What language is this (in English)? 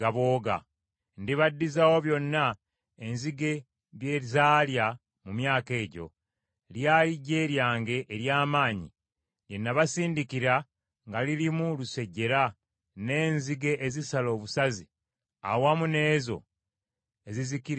Ganda